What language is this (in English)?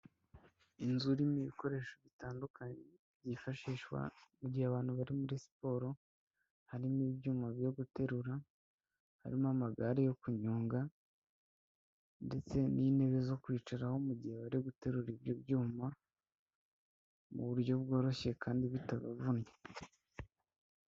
Kinyarwanda